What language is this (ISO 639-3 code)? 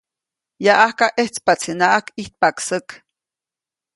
zoc